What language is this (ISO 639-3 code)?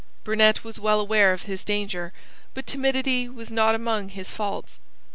eng